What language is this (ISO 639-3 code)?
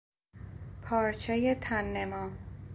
fas